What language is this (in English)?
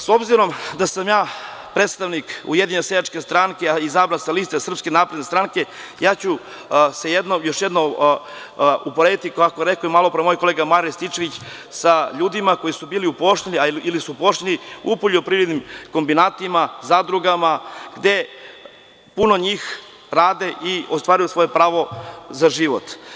Serbian